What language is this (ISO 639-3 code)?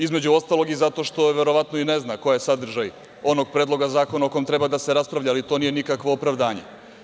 srp